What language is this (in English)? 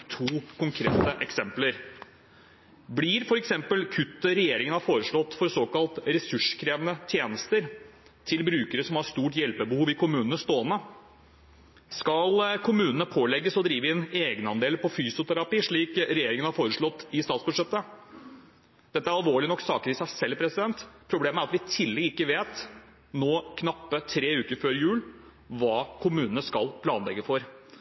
Norwegian Bokmål